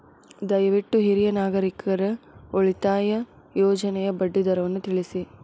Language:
Kannada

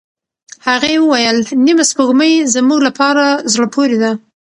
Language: Pashto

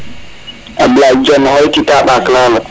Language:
Serer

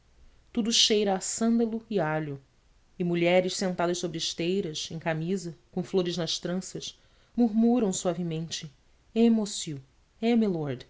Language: Portuguese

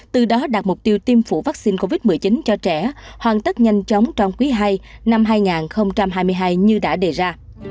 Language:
Vietnamese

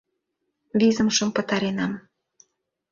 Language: Mari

